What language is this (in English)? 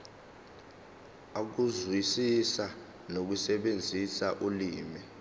Zulu